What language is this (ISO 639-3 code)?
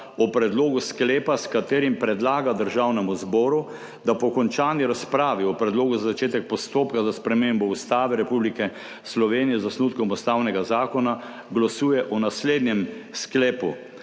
slv